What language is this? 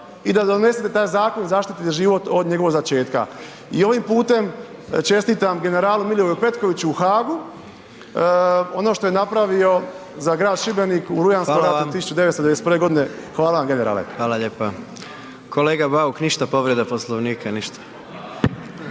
Croatian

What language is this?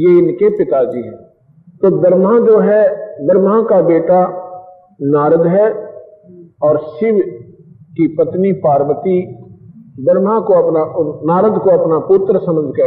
Hindi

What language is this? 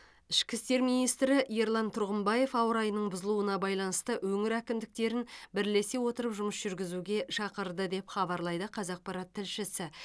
Kazakh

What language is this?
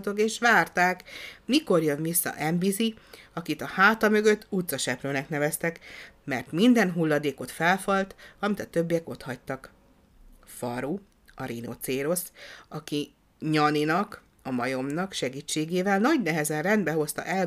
Hungarian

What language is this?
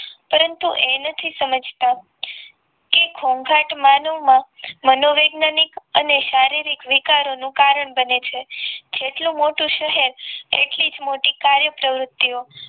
Gujarati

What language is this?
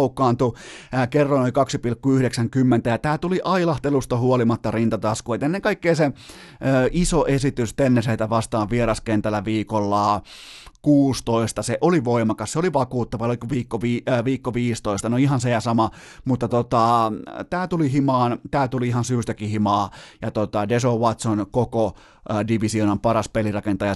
Finnish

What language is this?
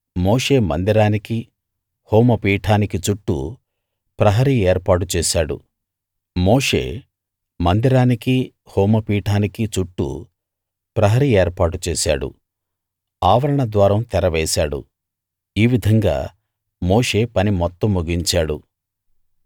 Telugu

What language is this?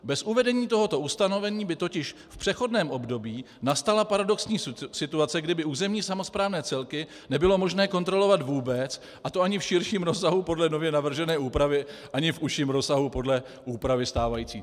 Czech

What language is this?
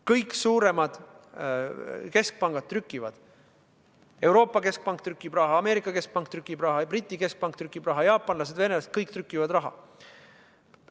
Estonian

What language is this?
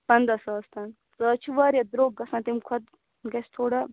Kashmiri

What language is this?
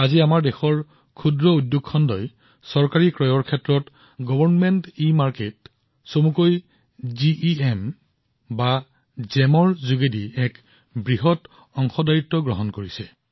Assamese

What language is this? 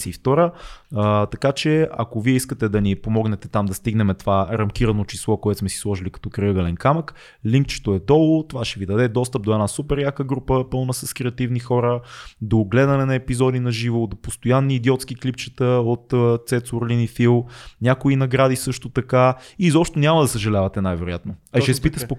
Bulgarian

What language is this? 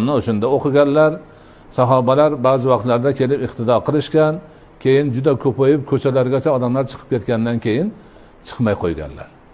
Turkish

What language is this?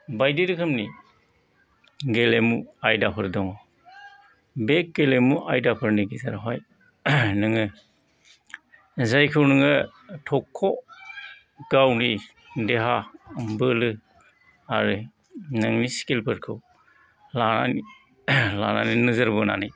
Bodo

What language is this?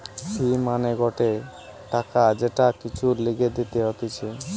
Bangla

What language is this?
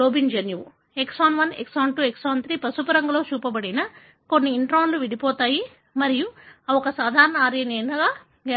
Telugu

